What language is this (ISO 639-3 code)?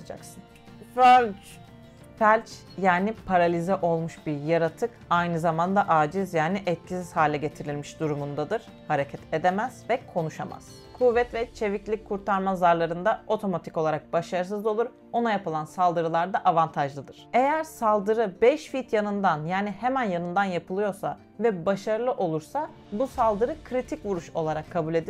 tur